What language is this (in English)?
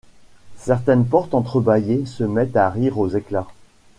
French